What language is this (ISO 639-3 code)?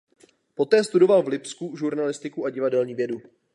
ces